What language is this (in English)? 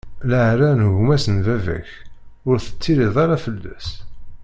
Kabyle